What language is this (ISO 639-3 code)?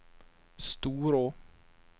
nor